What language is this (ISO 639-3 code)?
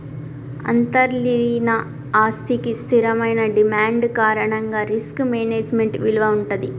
tel